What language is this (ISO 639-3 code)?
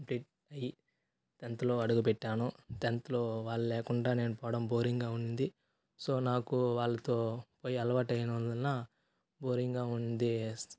tel